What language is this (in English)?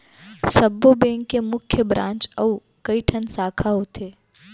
Chhattisgarhi